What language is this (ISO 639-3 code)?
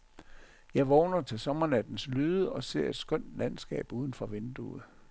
dan